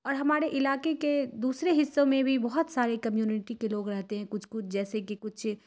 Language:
Urdu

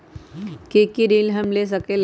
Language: Magahi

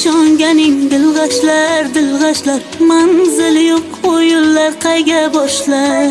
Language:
Turkish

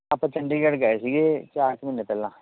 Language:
Punjabi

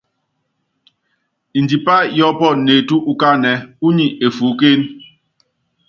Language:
Yangben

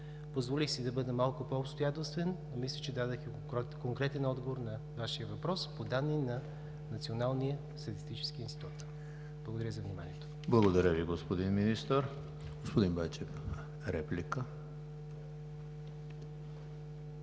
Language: Bulgarian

